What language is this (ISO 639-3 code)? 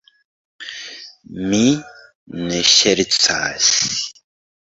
epo